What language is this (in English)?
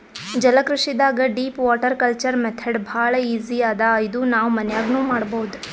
Kannada